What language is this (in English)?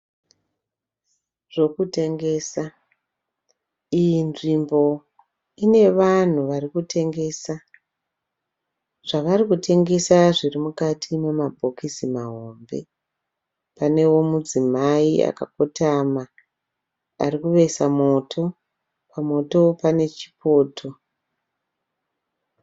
Shona